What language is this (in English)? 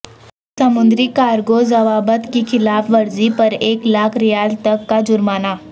Urdu